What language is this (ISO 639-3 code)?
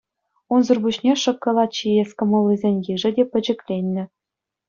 chv